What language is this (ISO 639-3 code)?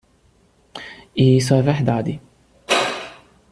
por